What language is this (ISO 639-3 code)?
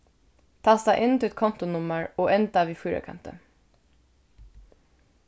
fao